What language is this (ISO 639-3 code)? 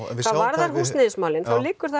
isl